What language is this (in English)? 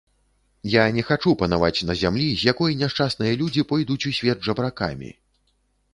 Belarusian